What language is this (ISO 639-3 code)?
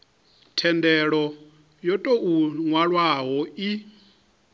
ven